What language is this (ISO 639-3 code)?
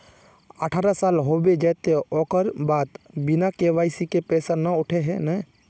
mag